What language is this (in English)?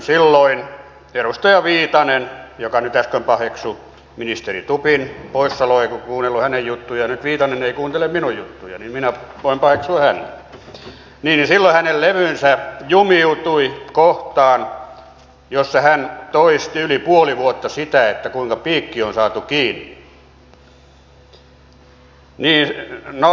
Finnish